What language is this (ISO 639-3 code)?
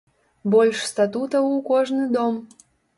bel